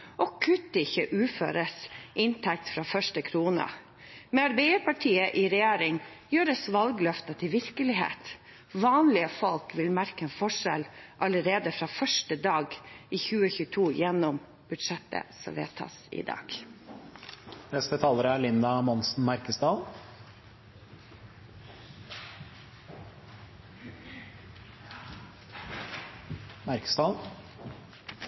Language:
Norwegian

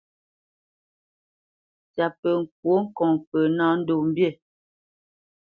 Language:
Bamenyam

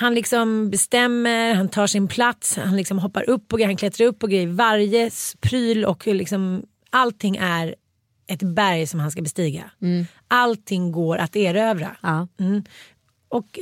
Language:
Swedish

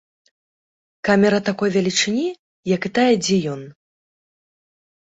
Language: Belarusian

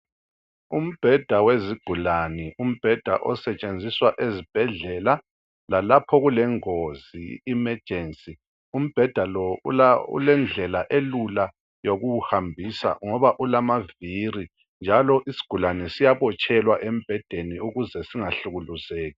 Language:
North Ndebele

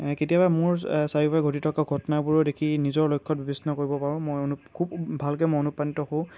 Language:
Assamese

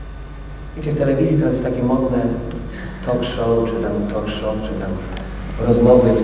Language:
Polish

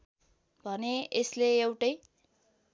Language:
Nepali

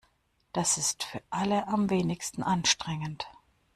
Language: German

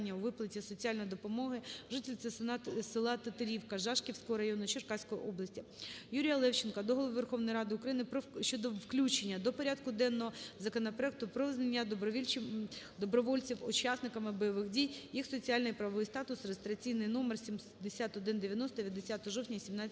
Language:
Ukrainian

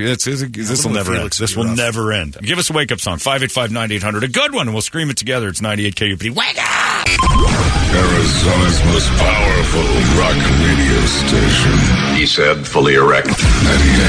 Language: English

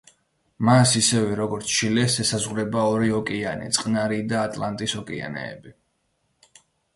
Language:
Georgian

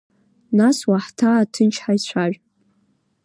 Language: Abkhazian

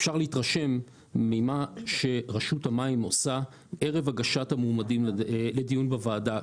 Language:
Hebrew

